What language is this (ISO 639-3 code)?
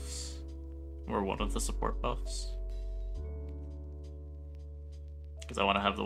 eng